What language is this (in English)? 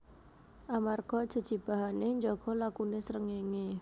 Javanese